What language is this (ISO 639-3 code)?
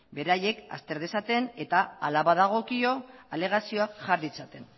eus